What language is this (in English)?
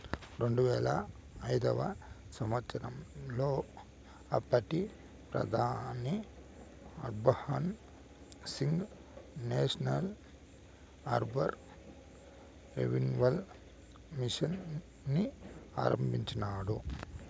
Telugu